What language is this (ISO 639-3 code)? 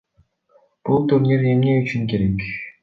kir